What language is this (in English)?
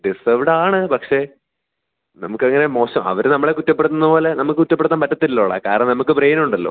Malayalam